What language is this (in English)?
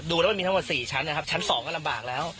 Thai